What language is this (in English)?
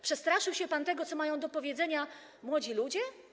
Polish